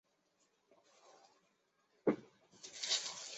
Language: Chinese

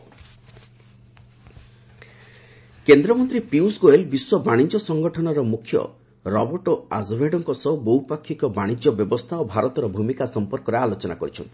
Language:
Odia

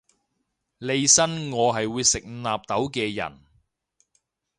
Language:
Cantonese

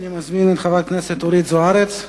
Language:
Hebrew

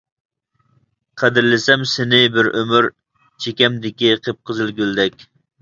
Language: Uyghur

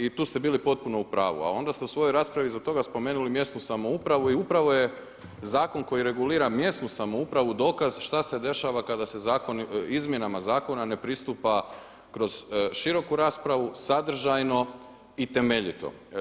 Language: Croatian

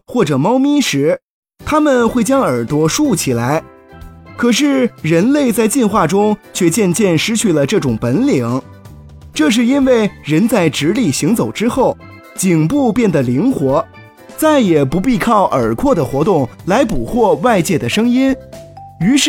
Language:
Chinese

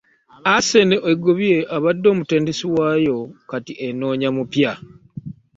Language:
Ganda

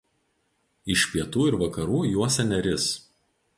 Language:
Lithuanian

